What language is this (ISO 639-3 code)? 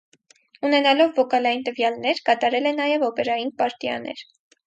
hye